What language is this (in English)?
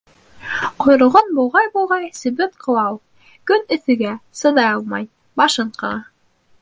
Bashkir